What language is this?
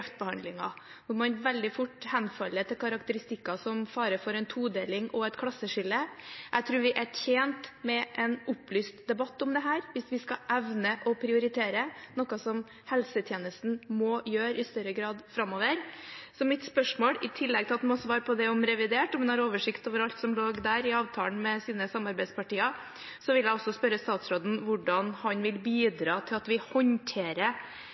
Norwegian Bokmål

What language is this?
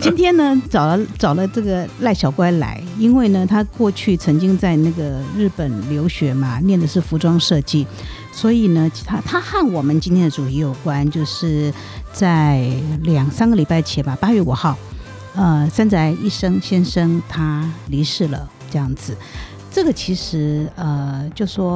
Chinese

